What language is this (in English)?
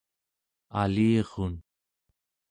Central Yupik